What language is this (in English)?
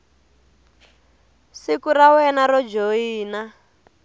Tsonga